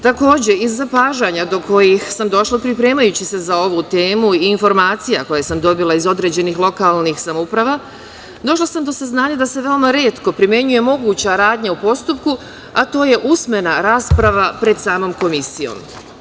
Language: Serbian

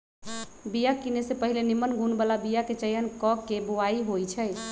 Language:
Magahi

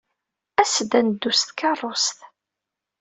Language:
Kabyle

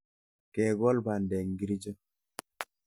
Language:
Kalenjin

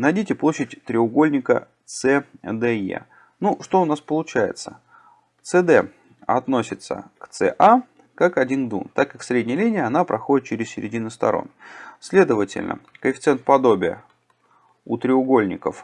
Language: Russian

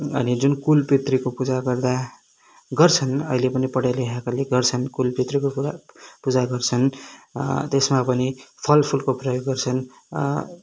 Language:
Nepali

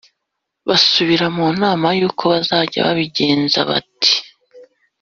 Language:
Kinyarwanda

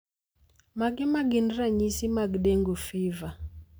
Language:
Luo (Kenya and Tanzania)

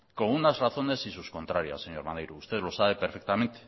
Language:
Spanish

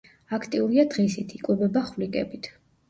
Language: Georgian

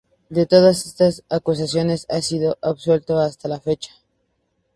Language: Spanish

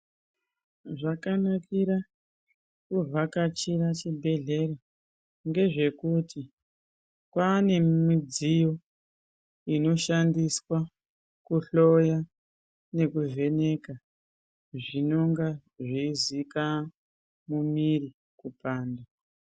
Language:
Ndau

